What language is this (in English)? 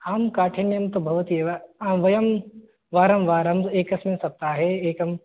Sanskrit